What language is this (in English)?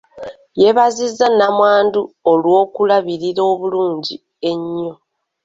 Ganda